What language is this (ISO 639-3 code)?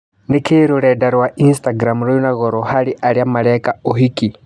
kik